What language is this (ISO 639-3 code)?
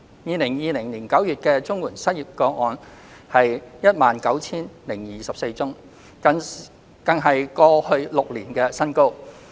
yue